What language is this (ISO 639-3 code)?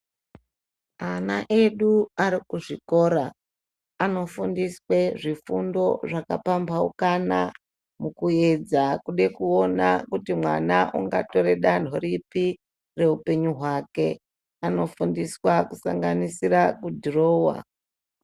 ndc